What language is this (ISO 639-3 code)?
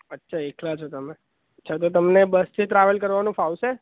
guj